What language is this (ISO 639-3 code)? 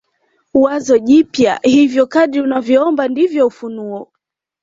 swa